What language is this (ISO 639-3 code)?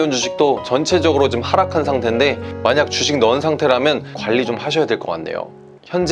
kor